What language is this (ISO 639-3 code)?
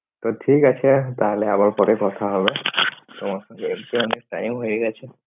ben